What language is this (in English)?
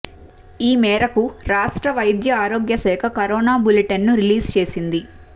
Telugu